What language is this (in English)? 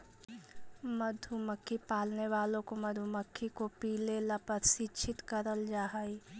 Magahi